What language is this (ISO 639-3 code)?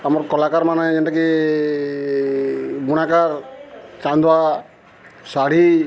ori